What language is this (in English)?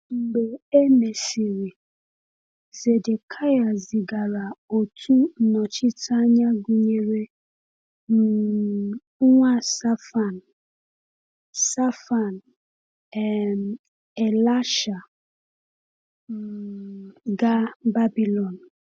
Igbo